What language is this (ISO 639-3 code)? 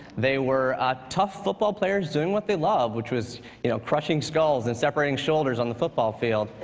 eng